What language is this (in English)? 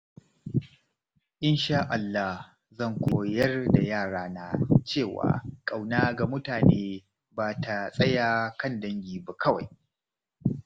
Hausa